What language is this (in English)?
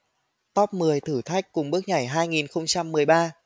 Vietnamese